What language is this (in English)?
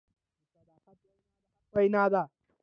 Pashto